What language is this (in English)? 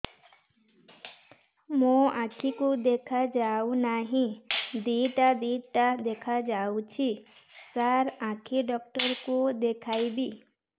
Odia